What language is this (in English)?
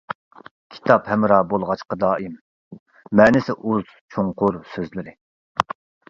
Uyghur